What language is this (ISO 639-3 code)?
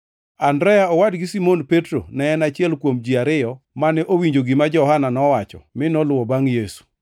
luo